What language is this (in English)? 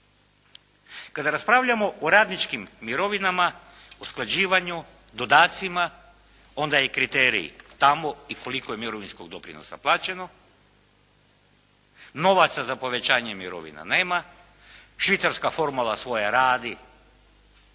Croatian